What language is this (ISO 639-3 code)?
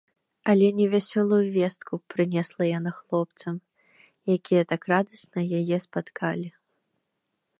bel